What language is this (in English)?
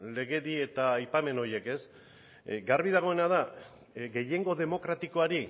Basque